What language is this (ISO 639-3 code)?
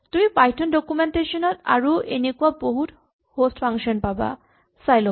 asm